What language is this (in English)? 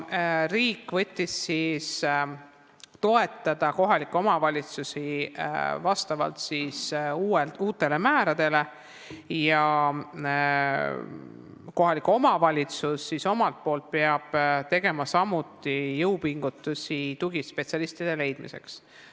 Estonian